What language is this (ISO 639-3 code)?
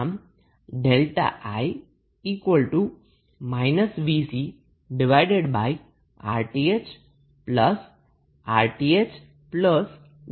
guj